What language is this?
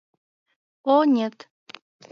Mari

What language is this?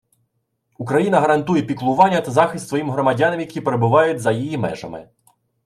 Ukrainian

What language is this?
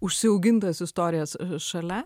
Lithuanian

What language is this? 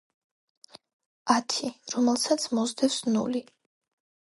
Georgian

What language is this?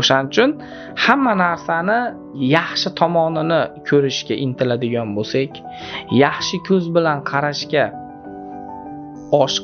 Turkish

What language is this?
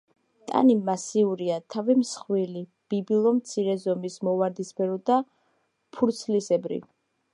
Georgian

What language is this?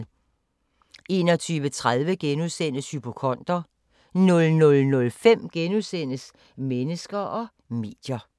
Danish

